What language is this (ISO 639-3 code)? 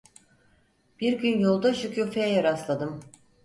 tur